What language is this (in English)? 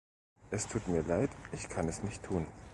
German